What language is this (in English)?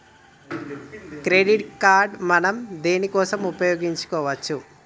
Telugu